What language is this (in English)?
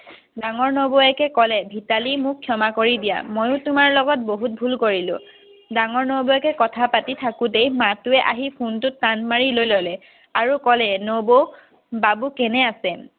Assamese